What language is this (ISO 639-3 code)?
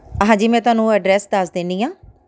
pan